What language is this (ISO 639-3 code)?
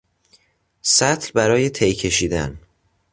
fas